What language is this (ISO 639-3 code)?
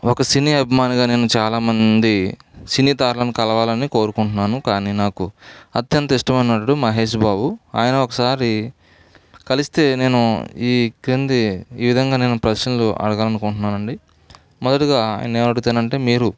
tel